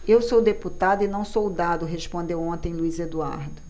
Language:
Portuguese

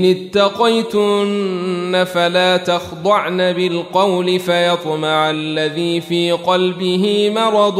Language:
Arabic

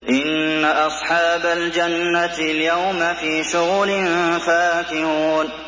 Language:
Arabic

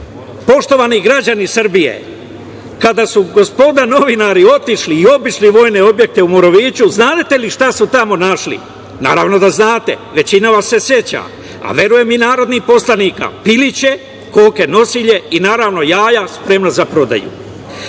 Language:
Serbian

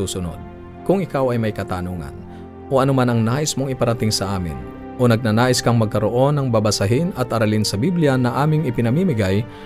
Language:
Filipino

